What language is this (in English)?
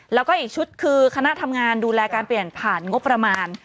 Thai